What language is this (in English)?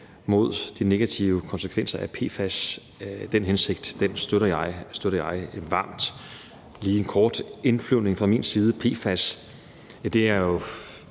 Danish